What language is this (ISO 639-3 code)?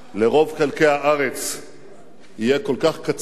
heb